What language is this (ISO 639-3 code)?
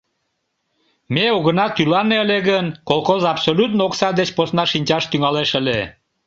chm